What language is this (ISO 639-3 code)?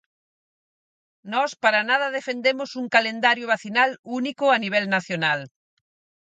glg